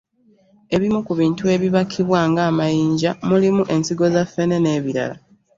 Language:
Ganda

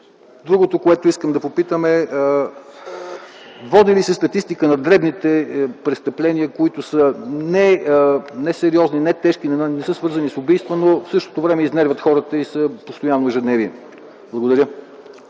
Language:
Bulgarian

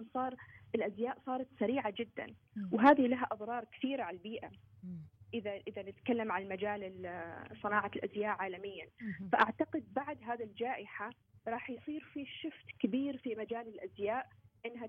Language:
Arabic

